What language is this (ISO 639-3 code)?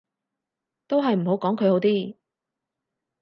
yue